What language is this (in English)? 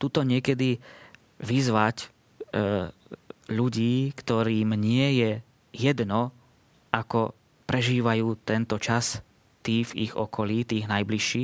Slovak